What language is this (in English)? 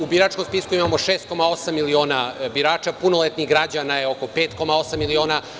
Serbian